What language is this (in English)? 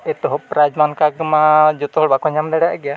Santali